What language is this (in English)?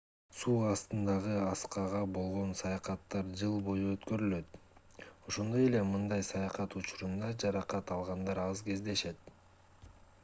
Kyrgyz